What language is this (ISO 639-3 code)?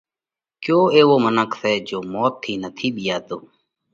kvx